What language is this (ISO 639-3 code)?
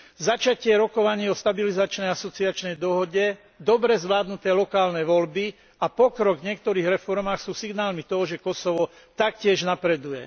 slk